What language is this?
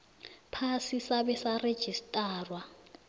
South Ndebele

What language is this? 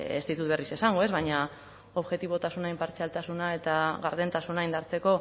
Basque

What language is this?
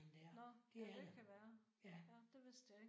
Danish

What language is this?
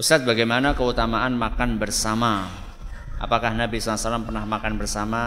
Indonesian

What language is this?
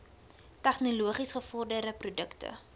Afrikaans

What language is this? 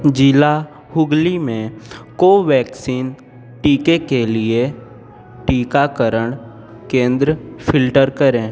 Hindi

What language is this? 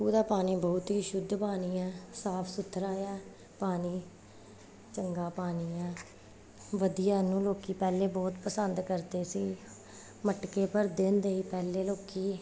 Punjabi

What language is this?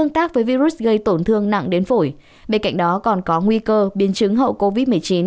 Vietnamese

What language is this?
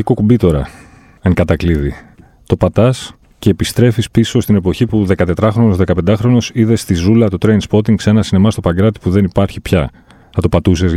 Greek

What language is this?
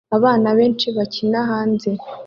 Kinyarwanda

